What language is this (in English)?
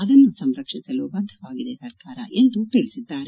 Kannada